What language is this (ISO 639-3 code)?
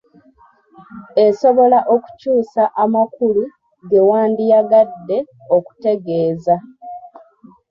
lug